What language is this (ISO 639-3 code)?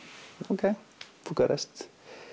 isl